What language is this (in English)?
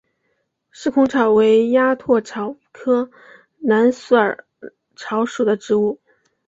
Chinese